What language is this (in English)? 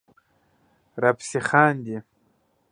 Pashto